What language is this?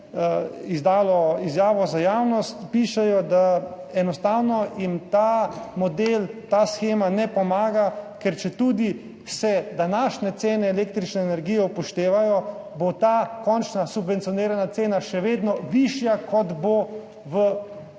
Slovenian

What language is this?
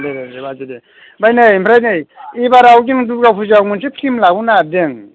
Bodo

